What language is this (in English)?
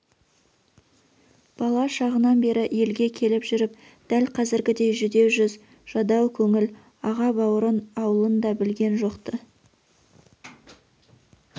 Kazakh